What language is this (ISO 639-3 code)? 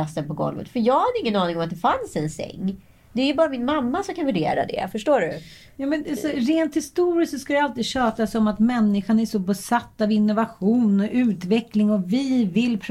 swe